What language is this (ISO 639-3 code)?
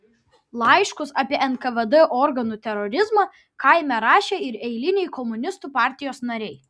lit